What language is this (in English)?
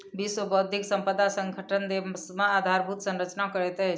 Maithili